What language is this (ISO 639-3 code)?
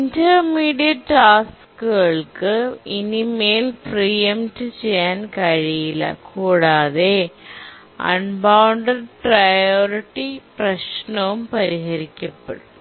mal